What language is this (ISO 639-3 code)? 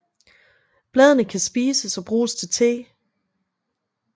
dan